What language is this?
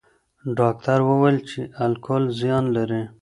Pashto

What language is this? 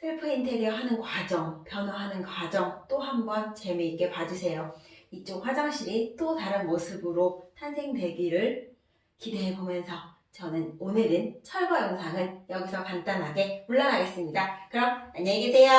Korean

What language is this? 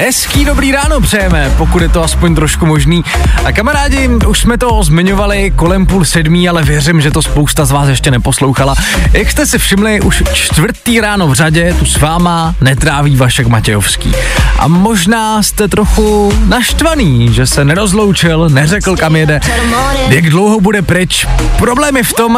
Czech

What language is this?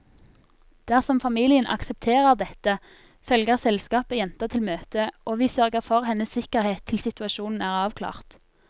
Norwegian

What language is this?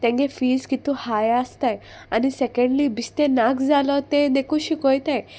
Konkani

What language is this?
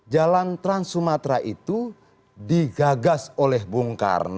Indonesian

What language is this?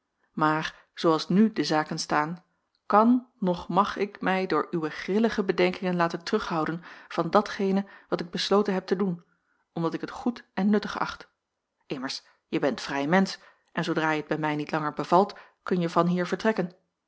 Dutch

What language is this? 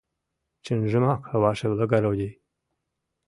Mari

